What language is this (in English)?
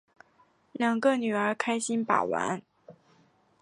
Chinese